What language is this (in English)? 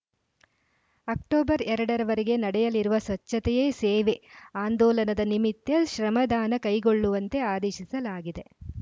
Kannada